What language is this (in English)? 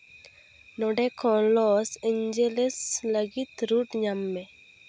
Santali